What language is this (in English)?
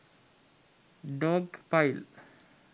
Sinhala